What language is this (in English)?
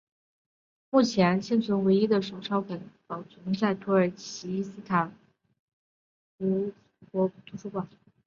Chinese